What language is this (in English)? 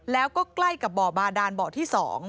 Thai